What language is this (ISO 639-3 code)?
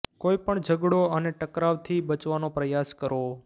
guj